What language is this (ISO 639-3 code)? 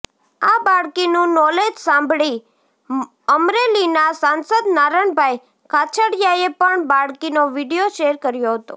guj